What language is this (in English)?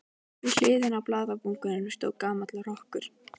Icelandic